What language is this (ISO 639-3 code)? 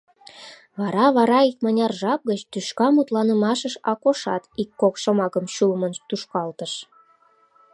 chm